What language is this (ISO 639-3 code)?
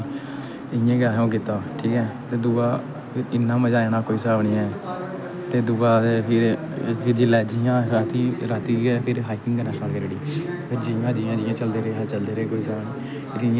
doi